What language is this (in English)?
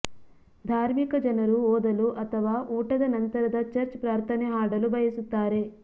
Kannada